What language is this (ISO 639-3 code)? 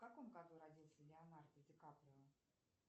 rus